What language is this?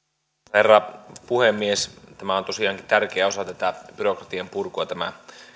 Finnish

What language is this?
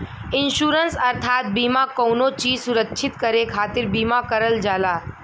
Bhojpuri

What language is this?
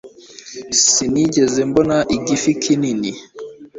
Kinyarwanda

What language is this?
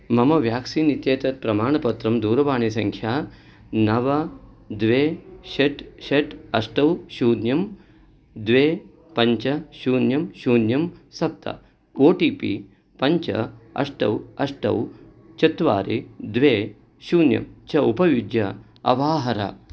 Sanskrit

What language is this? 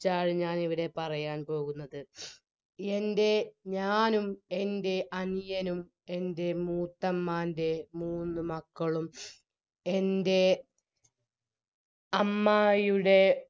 Malayalam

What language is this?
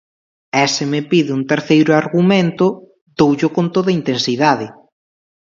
Galician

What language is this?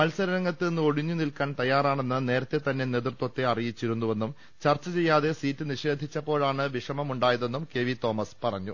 Malayalam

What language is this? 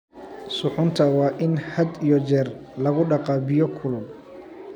Somali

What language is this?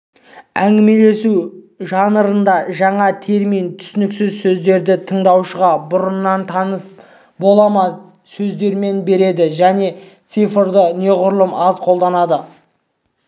Kazakh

